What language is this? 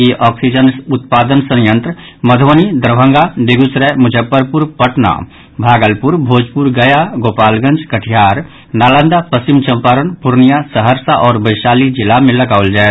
Maithili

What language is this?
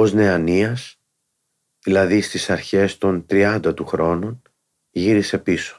Greek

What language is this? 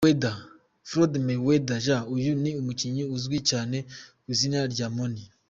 Kinyarwanda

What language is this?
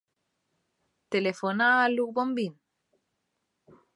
Catalan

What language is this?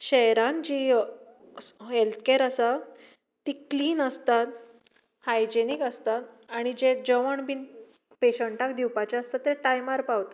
Konkani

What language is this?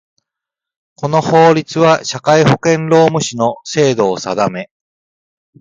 Japanese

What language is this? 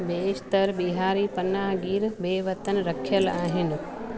Sindhi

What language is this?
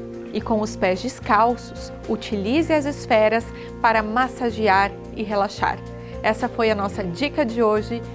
Portuguese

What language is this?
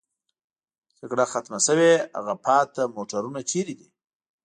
Pashto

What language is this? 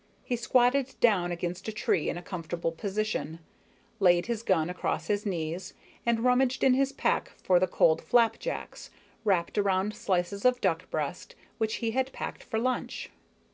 English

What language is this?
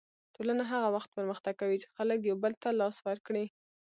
Pashto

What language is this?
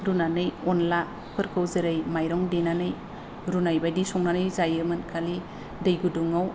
Bodo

